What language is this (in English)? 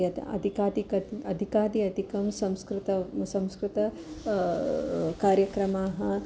Sanskrit